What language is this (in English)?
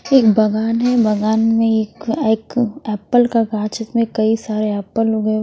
Hindi